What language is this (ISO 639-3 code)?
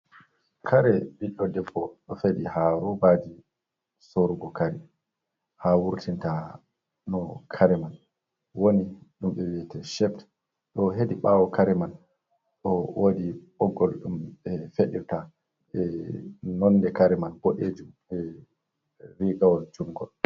ful